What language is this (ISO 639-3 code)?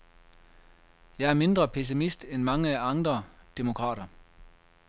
dan